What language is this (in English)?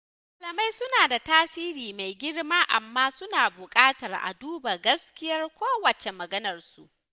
Hausa